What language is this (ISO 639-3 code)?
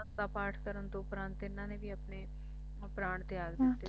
pan